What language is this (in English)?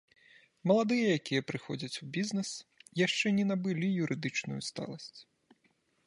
Belarusian